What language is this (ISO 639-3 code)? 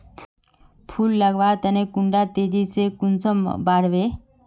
mag